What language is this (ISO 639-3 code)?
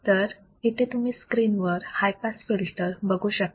mar